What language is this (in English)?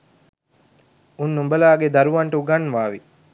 Sinhala